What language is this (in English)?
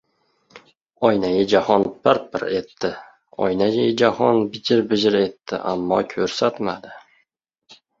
Uzbek